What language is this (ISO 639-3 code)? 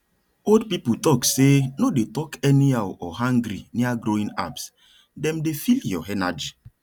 pcm